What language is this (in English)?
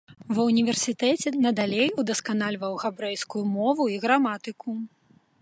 Belarusian